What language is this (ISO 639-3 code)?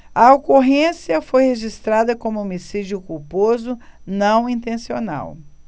por